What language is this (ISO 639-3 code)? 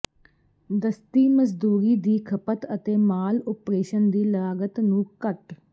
pan